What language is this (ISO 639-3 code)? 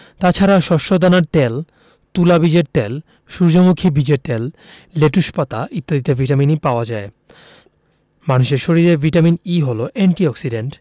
ben